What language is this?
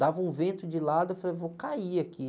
Portuguese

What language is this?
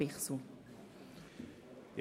Swiss German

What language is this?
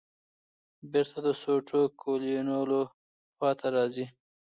Pashto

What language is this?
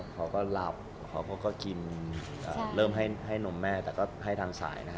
Thai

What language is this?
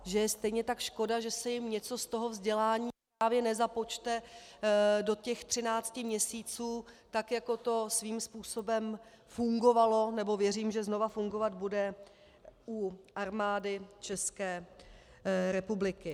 Czech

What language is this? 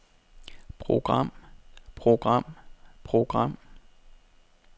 Danish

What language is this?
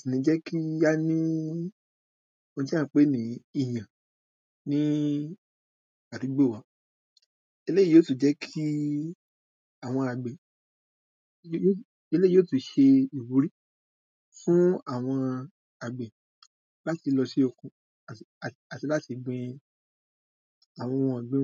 Yoruba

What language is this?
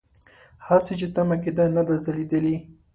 Pashto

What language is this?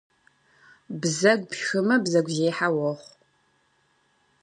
Kabardian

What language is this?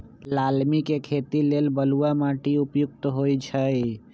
Magahi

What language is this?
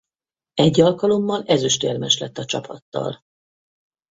Hungarian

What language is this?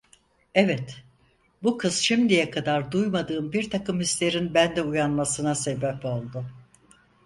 Turkish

